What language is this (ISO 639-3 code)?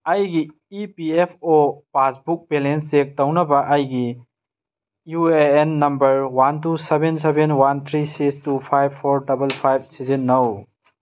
mni